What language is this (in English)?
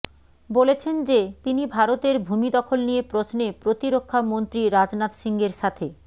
Bangla